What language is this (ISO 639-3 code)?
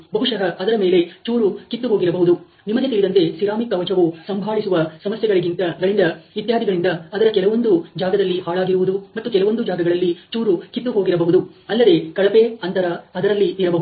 kan